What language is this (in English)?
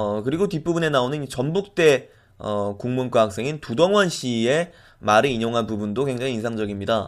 Korean